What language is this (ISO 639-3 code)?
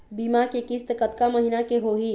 hne